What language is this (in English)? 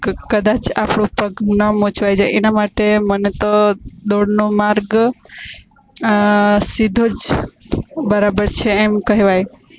Gujarati